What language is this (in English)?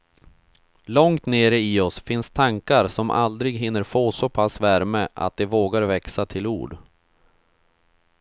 Swedish